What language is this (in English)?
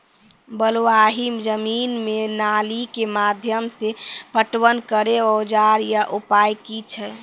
Maithili